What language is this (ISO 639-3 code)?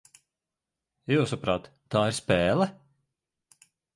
lav